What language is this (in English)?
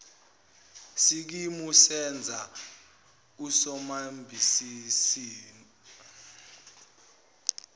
Zulu